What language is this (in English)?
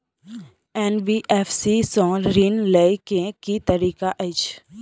Maithili